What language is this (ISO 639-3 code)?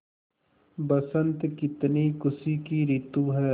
hin